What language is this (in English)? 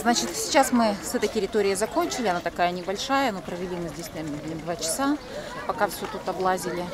Russian